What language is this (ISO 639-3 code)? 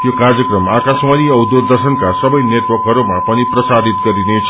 nep